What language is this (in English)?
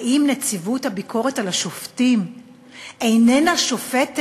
Hebrew